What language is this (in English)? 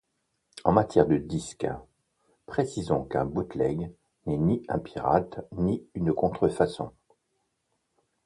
French